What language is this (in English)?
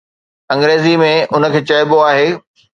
Sindhi